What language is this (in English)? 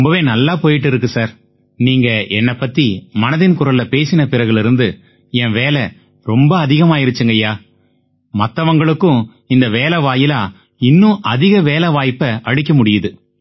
Tamil